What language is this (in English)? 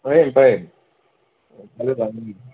Assamese